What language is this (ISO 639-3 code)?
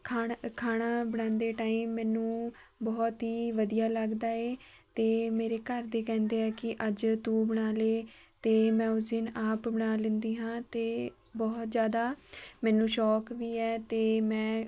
pan